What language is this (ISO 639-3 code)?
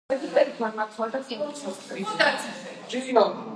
kat